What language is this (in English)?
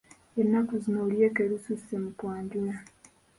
Ganda